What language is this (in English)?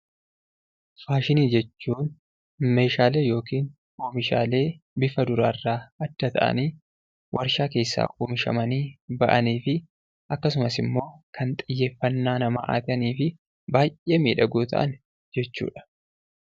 Oromo